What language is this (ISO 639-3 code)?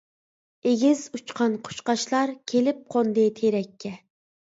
uig